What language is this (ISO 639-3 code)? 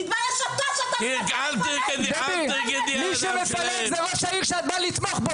heb